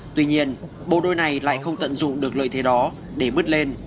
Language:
Vietnamese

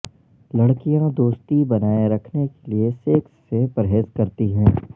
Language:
Urdu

